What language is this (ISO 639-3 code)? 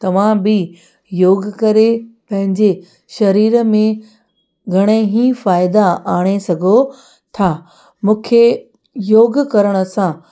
snd